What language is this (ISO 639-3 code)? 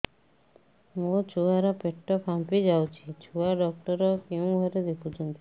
ori